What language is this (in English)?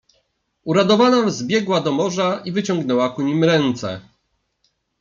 Polish